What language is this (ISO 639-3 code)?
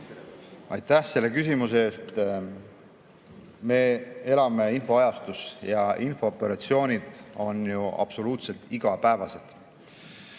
est